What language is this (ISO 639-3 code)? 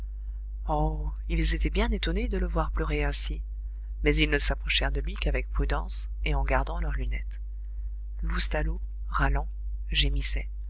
fra